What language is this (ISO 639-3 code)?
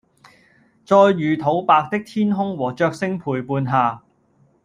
yue